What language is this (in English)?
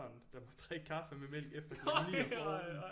Danish